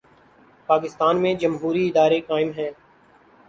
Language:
Urdu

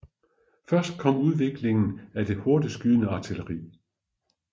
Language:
Danish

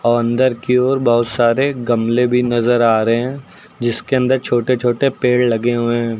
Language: Hindi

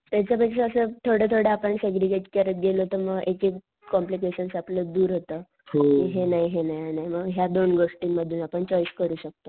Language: Marathi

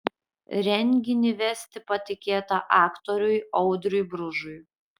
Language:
Lithuanian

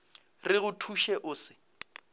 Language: Northern Sotho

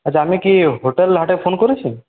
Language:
Bangla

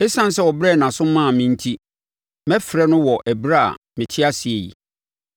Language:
Akan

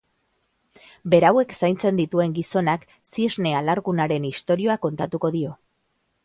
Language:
Basque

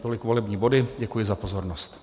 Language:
Czech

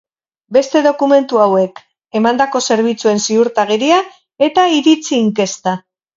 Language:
Basque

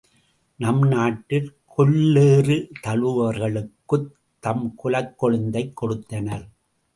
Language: Tamil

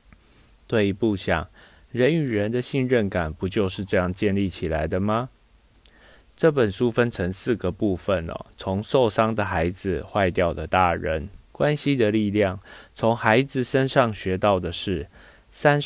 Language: Chinese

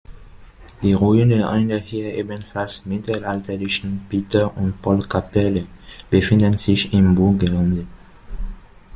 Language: German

